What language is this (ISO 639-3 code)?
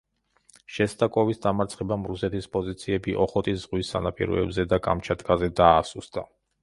kat